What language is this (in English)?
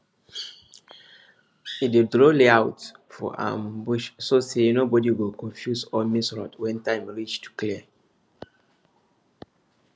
Nigerian Pidgin